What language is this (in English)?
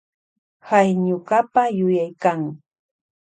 Loja Highland Quichua